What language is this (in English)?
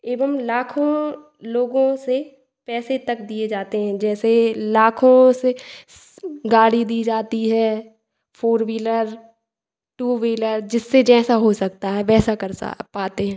Hindi